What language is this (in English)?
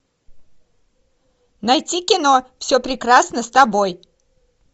Russian